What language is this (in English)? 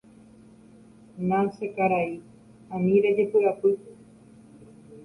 Guarani